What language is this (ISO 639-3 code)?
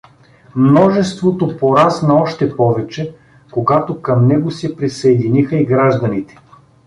bul